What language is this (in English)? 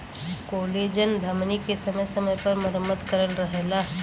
Bhojpuri